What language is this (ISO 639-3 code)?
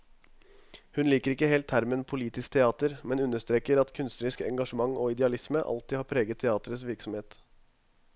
nor